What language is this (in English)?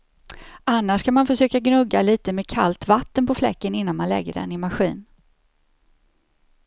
Swedish